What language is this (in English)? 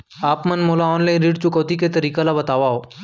Chhattisgarhi